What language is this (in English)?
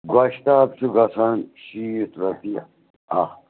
Kashmiri